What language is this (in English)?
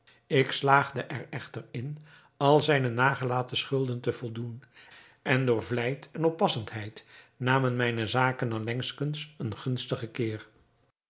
Dutch